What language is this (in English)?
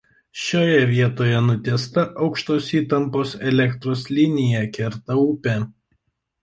Lithuanian